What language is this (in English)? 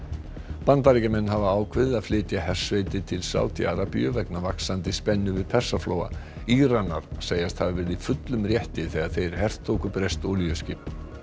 Icelandic